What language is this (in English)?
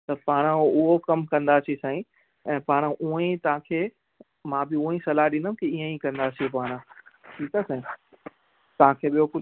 Sindhi